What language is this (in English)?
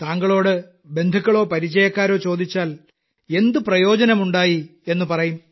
Malayalam